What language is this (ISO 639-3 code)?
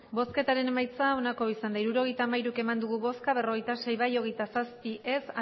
eus